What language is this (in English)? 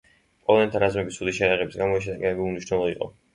Georgian